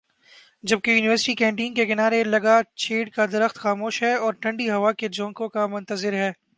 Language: Urdu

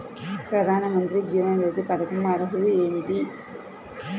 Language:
Telugu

